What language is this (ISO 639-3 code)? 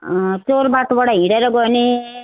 nep